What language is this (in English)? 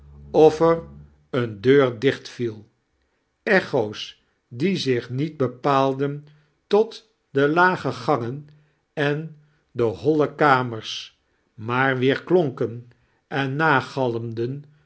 Dutch